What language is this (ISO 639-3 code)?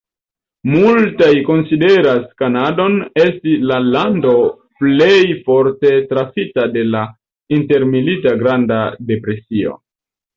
epo